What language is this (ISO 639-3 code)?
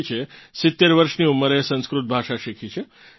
guj